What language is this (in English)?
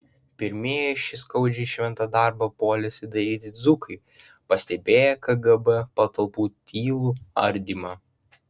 Lithuanian